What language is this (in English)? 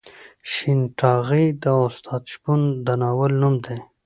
Pashto